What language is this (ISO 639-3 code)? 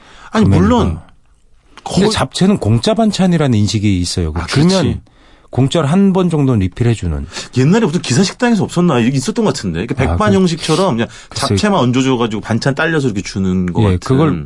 kor